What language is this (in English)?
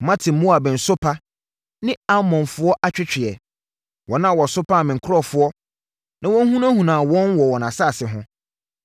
Akan